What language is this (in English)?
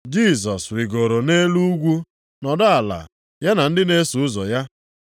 Igbo